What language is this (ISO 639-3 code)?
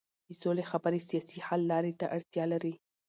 pus